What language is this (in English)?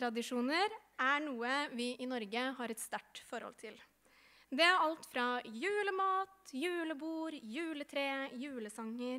Norwegian